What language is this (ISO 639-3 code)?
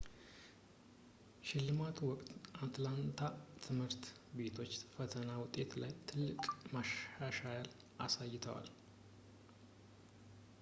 amh